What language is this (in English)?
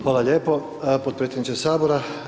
Croatian